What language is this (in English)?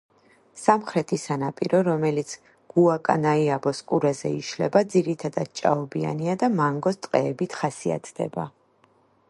Georgian